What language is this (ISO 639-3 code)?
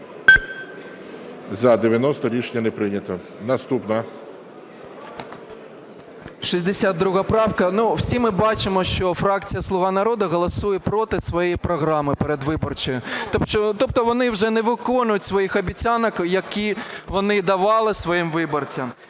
ukr